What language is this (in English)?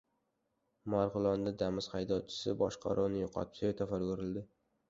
Uzbek